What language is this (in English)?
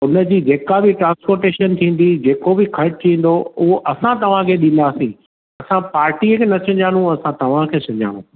Sindhi